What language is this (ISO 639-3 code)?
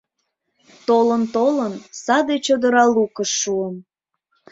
chm